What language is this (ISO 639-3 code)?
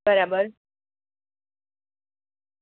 guj